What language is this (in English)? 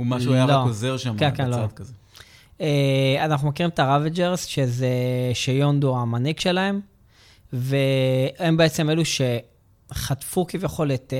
Hebrew